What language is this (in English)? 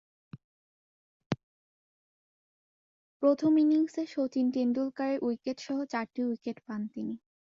Bangla